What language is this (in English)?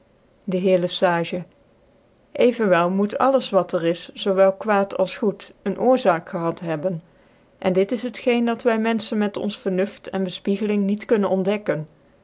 Dutch